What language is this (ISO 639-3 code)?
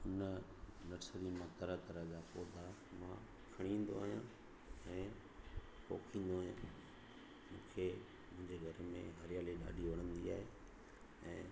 snd